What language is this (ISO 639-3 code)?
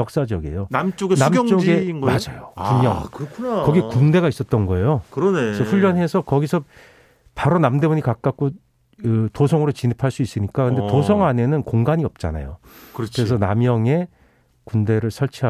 kor